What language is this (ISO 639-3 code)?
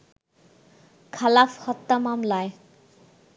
ben